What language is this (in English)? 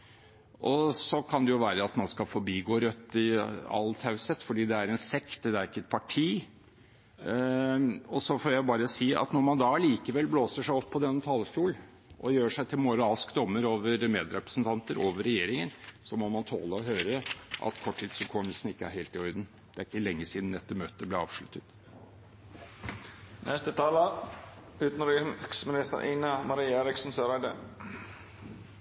Norwegian Bokmål